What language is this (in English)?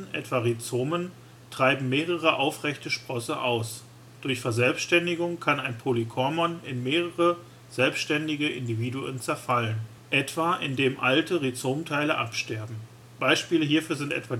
German